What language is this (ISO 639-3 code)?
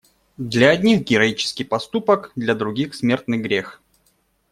rus